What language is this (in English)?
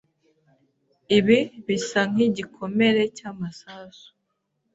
Kinyarwanda